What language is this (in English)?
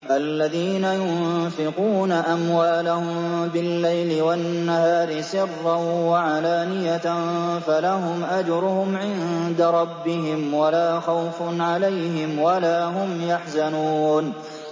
Arabic